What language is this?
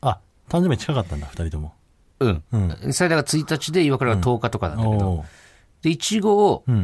Japanese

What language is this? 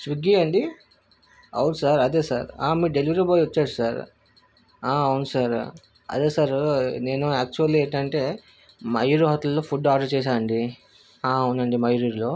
Telugu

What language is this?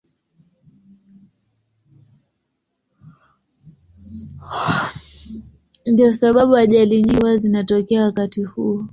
Swahili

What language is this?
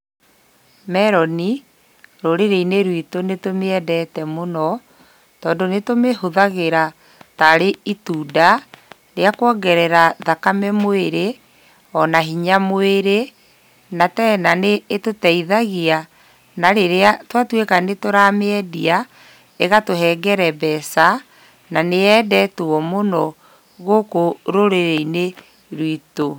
Kikuyu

